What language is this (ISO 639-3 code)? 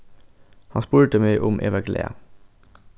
fao